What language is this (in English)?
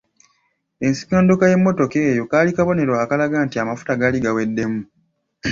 Ganda